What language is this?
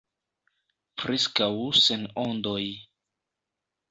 Esperanto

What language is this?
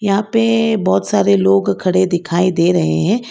Hindi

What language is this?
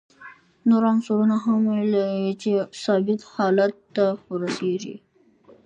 Pashto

